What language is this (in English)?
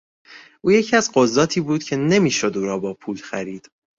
Persian